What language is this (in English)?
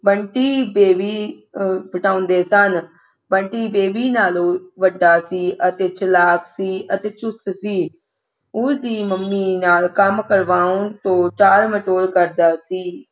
Punjabi